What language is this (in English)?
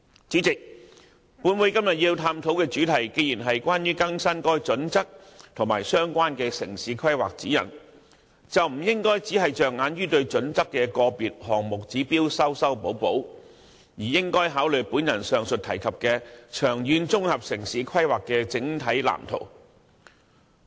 Cantonese